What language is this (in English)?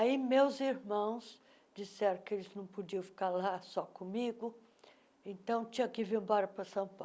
Portuguese